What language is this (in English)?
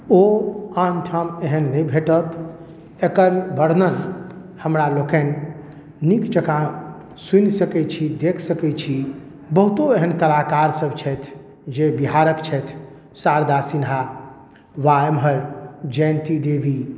Maithili